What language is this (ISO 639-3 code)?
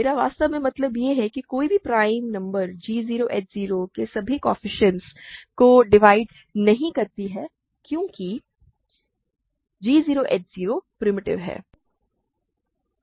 hin